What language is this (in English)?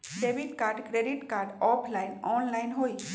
Magahi